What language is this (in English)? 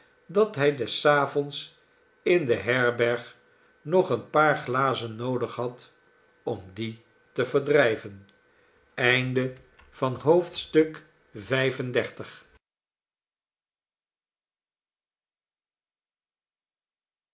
Dutch